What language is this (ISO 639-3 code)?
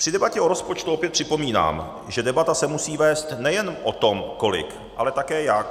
ces